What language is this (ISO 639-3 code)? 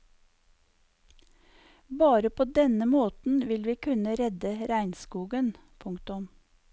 nor